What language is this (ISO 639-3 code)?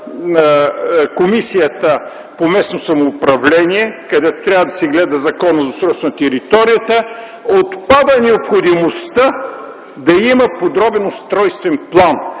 bul